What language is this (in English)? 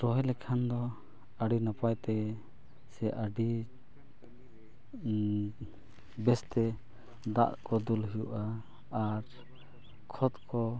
Santali